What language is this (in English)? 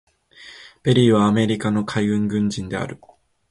Japanese